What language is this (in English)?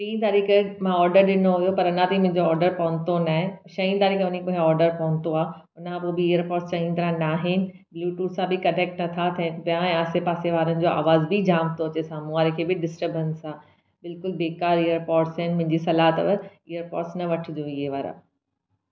Sindhi